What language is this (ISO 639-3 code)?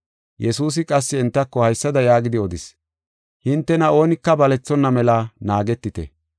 gof